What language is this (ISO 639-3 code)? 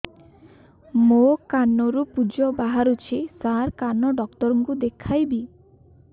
ori